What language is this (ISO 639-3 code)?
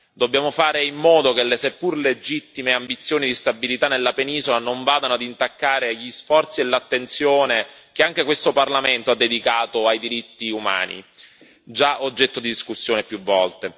ita